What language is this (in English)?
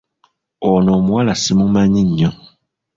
Ganda